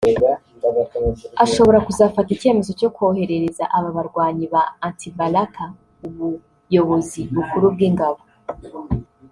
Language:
Kinyarwanda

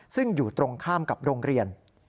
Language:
Thai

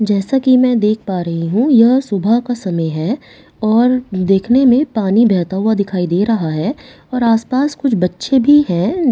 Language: Hindi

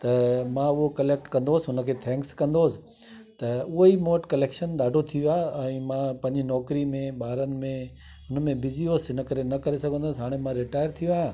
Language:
Sindhi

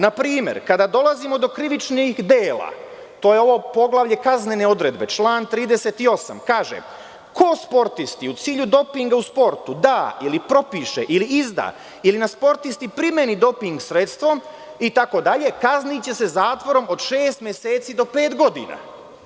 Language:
Serbian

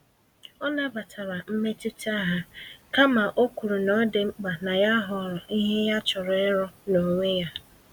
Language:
Igbo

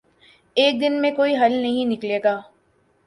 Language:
Urdu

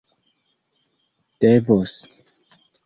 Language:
Esperanto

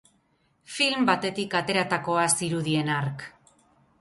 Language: Basque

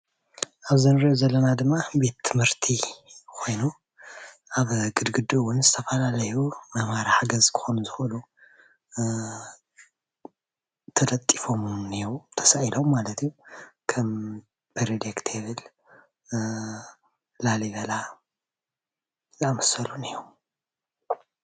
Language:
Tigrinya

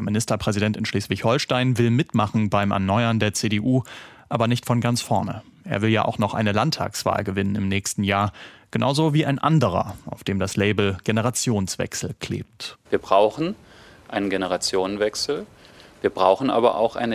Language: German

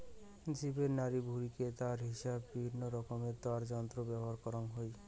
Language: Bangla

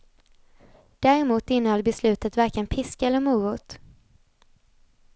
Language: Swedish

